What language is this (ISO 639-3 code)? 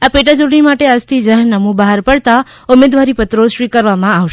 guj